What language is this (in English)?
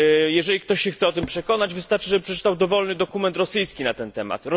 Polish